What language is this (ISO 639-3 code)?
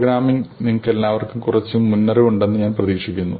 mal